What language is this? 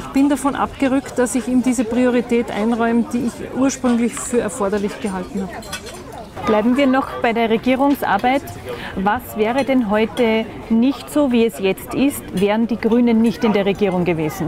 German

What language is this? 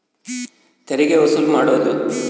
Kannada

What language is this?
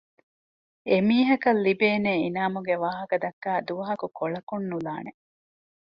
Divehi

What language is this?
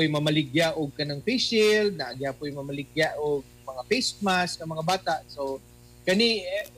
Filipino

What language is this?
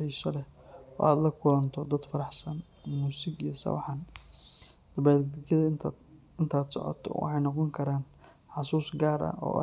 Somali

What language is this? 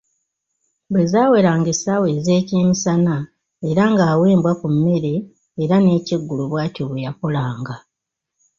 Ganda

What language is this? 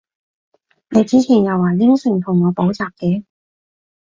Cantonese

